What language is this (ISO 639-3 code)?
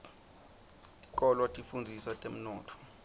ssw